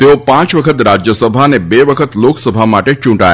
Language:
Gujarati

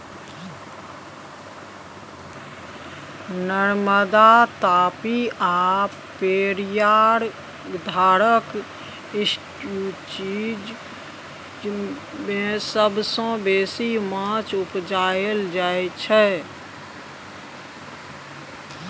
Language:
Maithili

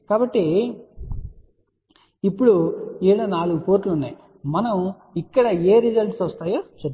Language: Telugu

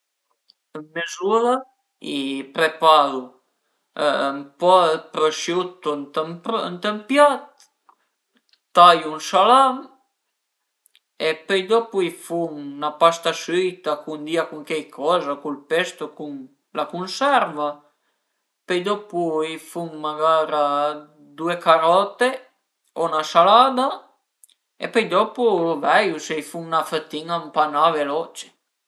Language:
Piedmontese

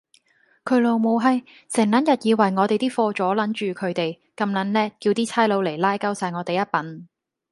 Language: Cantonese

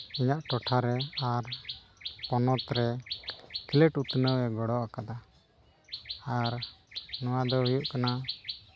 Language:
Santali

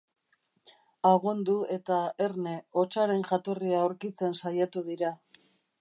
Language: Basque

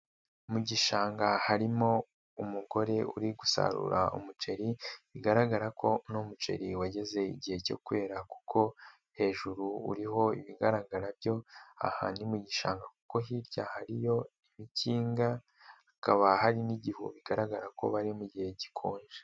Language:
Kinyarwanda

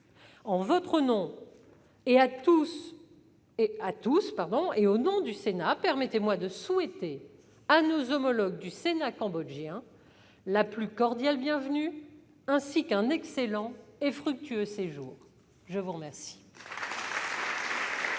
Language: French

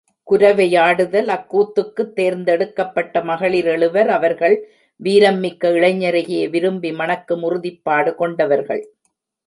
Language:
Tamil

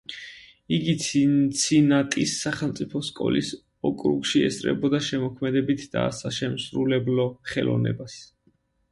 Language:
Georgian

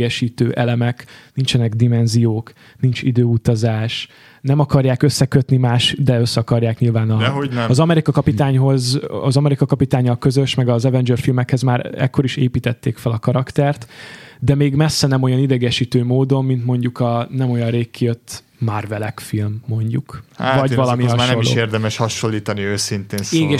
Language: Hungarian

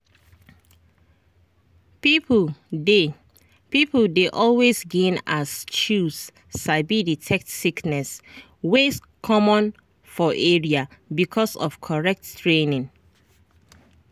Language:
Nigerian Pidgin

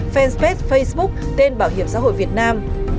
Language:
Vietnamese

